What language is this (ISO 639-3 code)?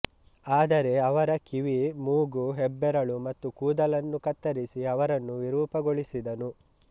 kan